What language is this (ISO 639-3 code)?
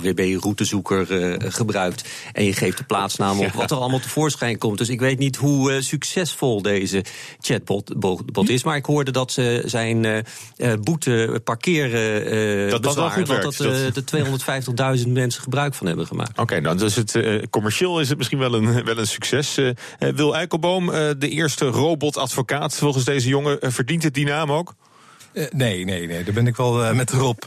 nld